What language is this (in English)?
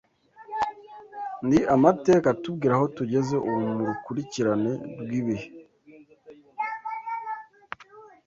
Kinyarwanda